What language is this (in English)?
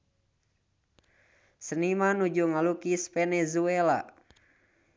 Sundanese